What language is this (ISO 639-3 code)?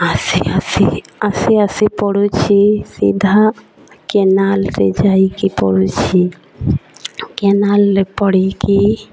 ori